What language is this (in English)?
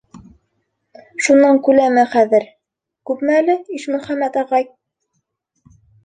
Bashkir